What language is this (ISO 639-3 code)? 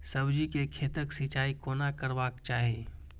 mai